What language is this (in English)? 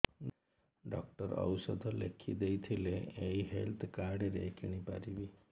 Odia